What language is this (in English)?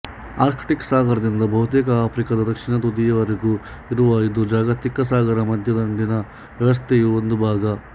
Kannada